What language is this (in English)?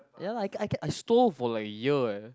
English